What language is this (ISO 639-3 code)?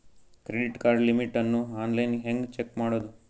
kan